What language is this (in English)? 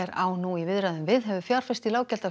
Icelandic